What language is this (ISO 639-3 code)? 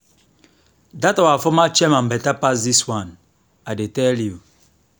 pcm